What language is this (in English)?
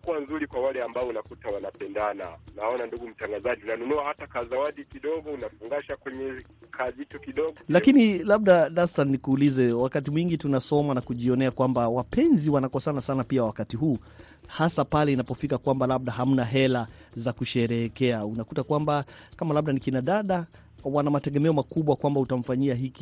Swahili